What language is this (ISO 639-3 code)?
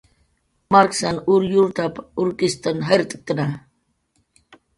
jqr